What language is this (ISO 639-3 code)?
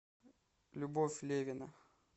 rus